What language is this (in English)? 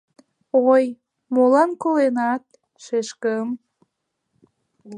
Mari